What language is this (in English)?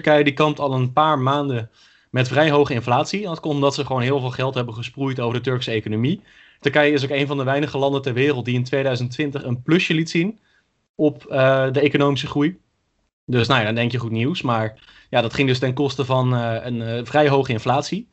Dutch